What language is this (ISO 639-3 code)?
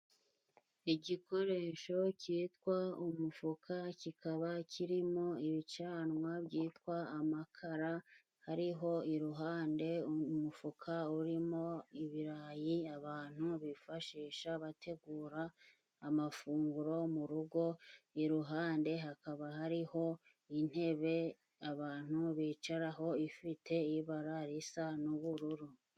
kin